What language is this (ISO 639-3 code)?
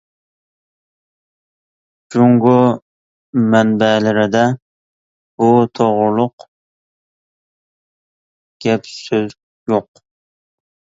uig